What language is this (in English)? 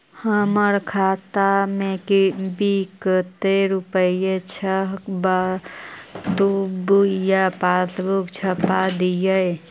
Magahi